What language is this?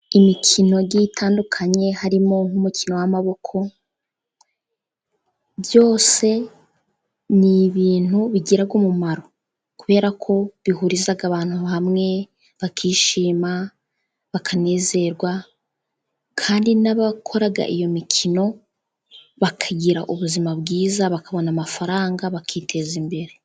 Kinyarwanda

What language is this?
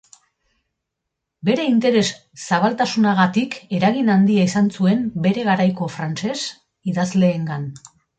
Basque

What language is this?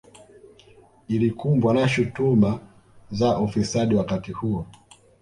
Swahili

